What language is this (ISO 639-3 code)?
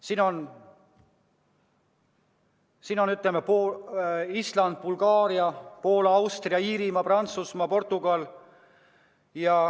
est